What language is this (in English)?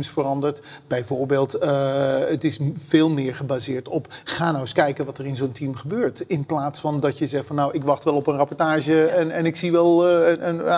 Dutch